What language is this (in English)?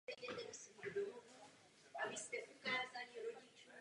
Czech